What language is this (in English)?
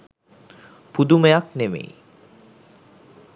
Sinhala